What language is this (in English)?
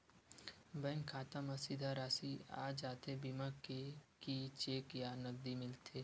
Chhattisgarhi